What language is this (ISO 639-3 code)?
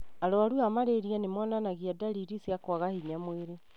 kik